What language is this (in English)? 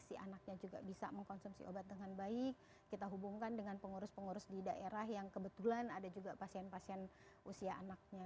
Indonesian